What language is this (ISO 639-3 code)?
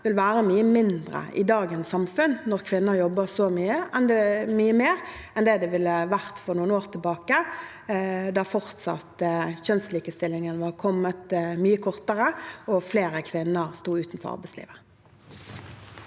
nor